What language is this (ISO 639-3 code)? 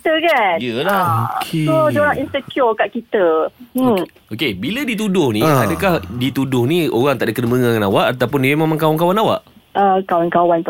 msa